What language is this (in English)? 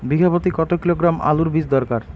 Bangla